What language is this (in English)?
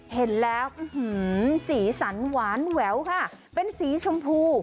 Thai